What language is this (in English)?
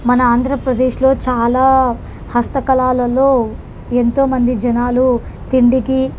Telugu